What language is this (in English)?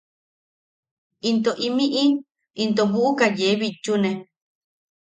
Yaqui